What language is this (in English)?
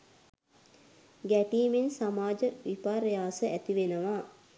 Sinhala